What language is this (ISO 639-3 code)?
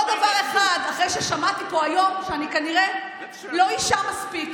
heb